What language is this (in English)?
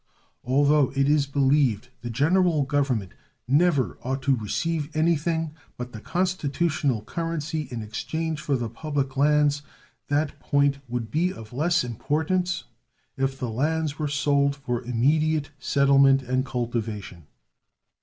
English